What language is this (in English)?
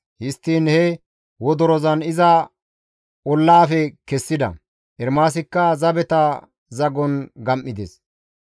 Gamo